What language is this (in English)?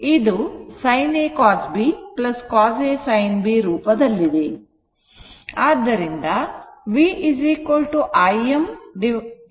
Kannada